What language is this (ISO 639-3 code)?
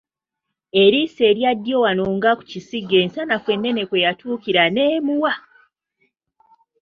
lug